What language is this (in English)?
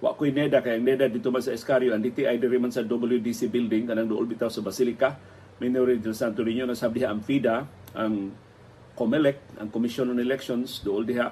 Filipino